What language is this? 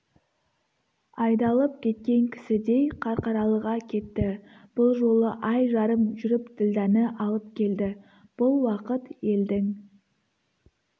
Kazakh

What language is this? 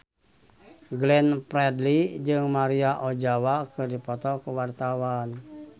Sundanese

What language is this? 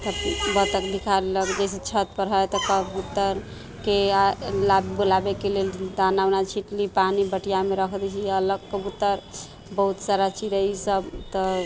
Maithili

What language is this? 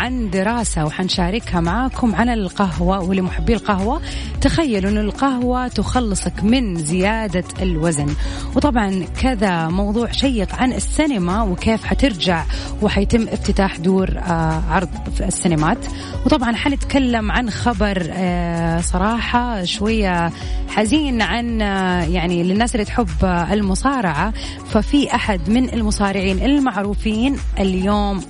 Arabic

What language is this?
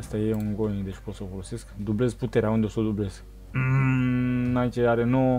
Romanian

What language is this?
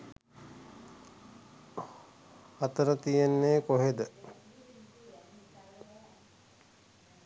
Sinhala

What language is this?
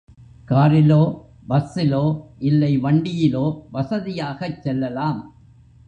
Tamil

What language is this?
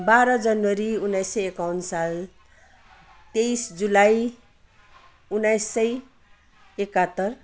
Nepali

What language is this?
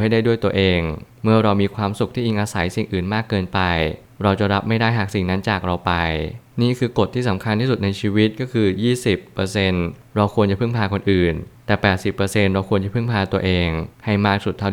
Thai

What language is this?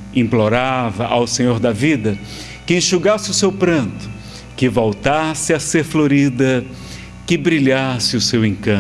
Portuguese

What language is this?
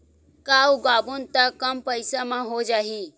Chhattisgarhi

